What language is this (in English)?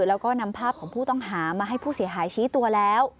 Thai